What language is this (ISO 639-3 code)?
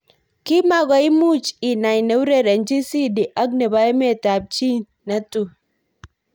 kln